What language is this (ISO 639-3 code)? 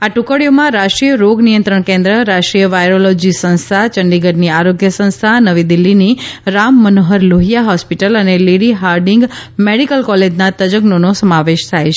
guj